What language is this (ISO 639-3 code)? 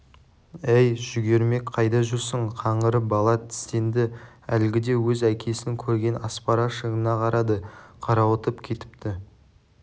kaz